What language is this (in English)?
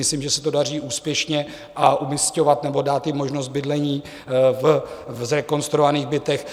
Czech